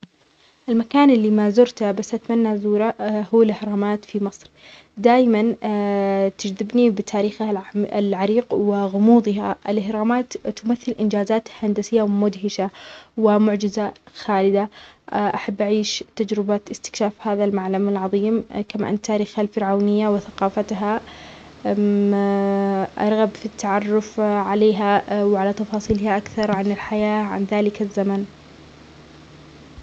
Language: Omani Arabic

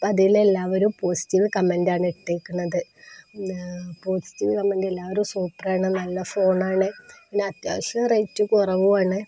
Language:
Malayalam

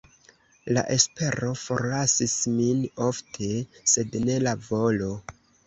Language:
Esperanto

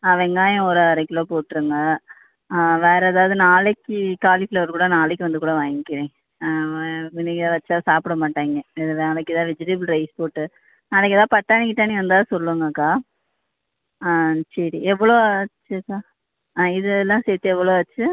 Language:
Tamil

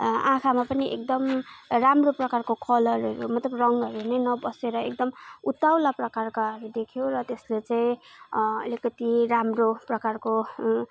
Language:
Nepali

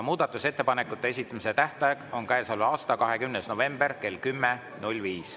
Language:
Estonian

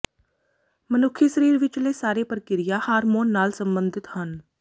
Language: Punjabi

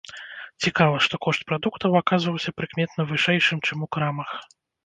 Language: Belarusian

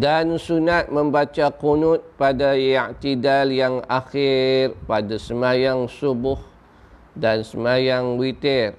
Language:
Malay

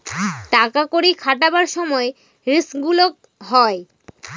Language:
Bangla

